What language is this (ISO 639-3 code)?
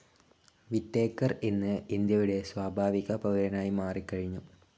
mal